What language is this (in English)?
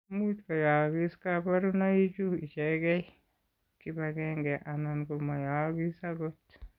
Kalenjin